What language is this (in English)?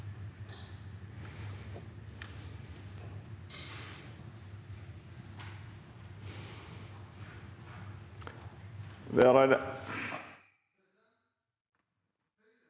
Norwegian